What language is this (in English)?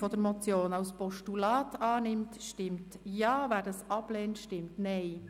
Swiss German